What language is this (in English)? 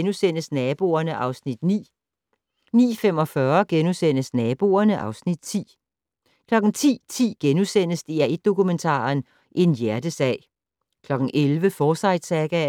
Danish